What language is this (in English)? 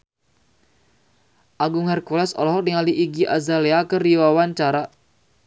Sundanese